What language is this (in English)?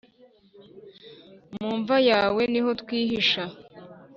Kinyarwanda